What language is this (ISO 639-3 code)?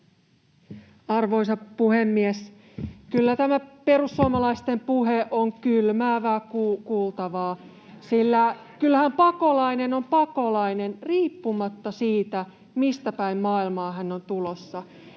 fin